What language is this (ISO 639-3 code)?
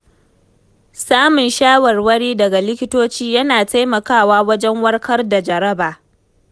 hau